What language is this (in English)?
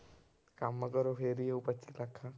Punjabi